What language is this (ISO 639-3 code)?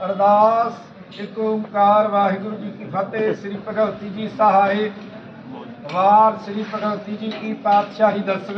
hin